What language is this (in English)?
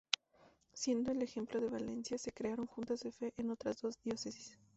Spanish